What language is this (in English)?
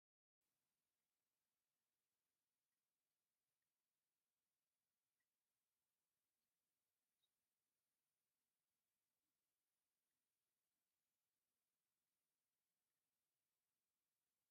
Tigrinya